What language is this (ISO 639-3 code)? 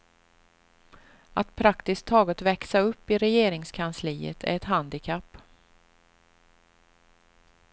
swe